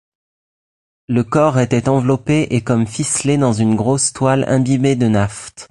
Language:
French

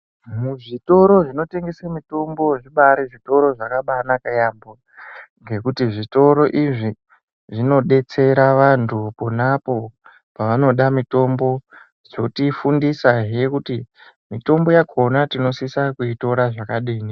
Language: Ndau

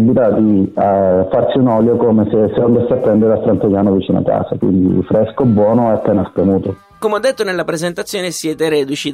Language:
Italian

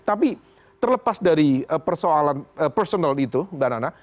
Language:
Indonesian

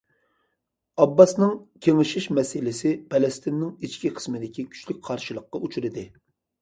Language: Uyghur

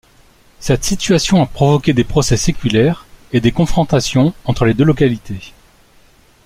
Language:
French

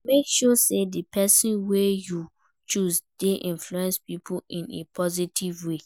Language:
Nigerian Pidgin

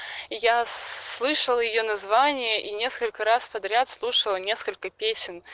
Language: Russian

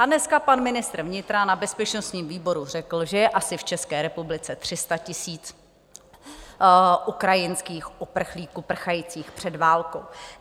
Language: Czech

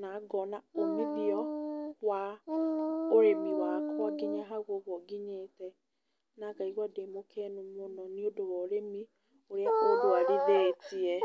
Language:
Kikuyu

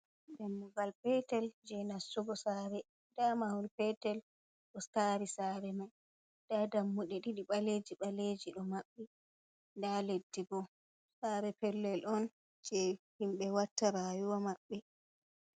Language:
Fula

